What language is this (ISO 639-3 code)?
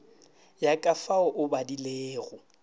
nso